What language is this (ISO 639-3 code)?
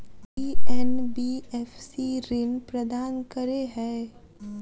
mai